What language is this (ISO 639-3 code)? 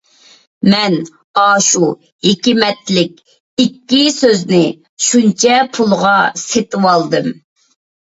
uig